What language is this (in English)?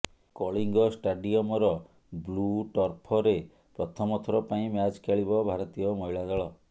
Odia